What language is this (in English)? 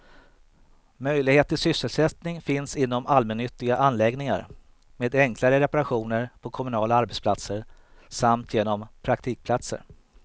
Swedish